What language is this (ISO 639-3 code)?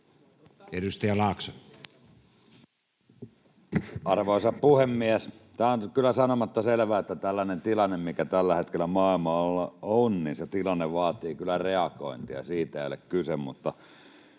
fin